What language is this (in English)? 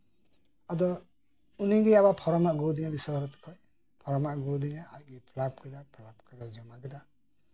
Santali